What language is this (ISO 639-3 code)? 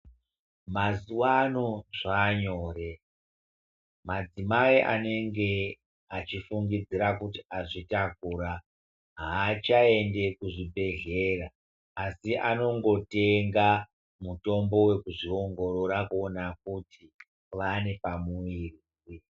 ndc